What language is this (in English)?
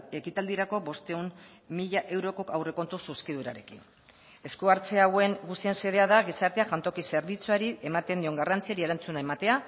Basque